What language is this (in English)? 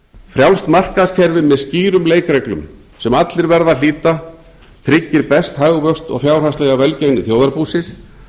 Icelandic